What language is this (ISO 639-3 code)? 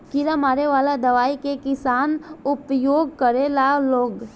bho